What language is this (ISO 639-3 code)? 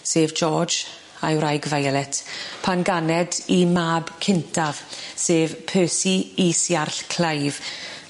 cym